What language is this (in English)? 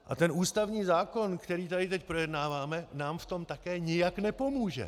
Czech